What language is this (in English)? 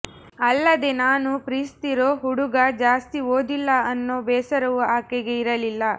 Kannada